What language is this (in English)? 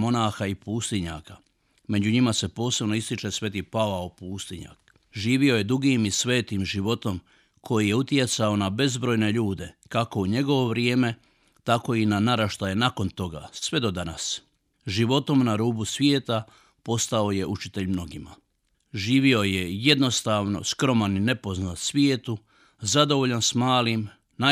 Croatian